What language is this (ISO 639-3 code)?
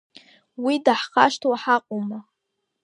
abk